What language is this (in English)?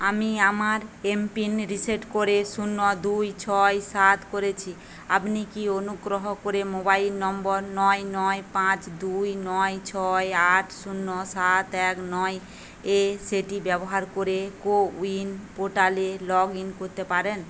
Bangla